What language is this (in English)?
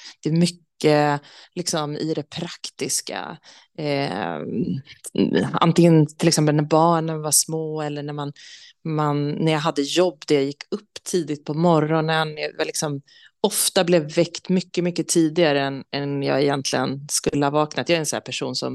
Swedish